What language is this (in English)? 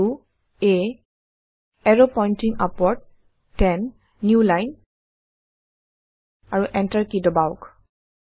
Assamese